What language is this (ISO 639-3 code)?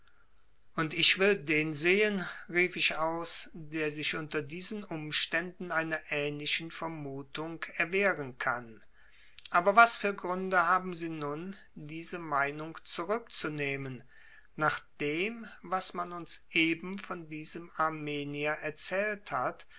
deu